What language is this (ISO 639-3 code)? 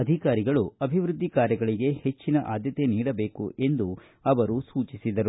kan